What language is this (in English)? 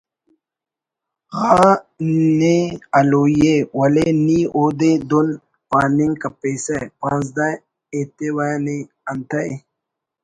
Brahui